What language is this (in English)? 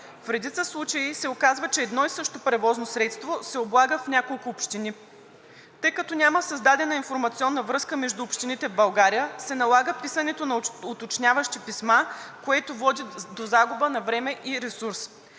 Bulgarian